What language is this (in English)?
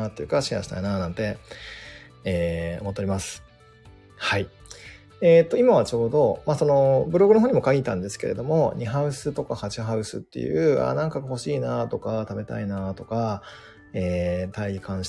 Japanese